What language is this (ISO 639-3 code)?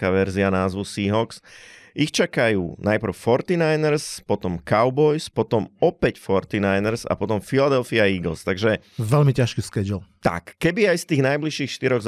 slk